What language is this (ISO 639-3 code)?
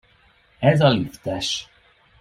hun